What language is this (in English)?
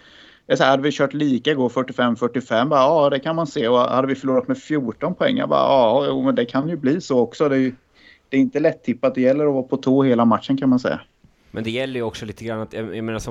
Swedish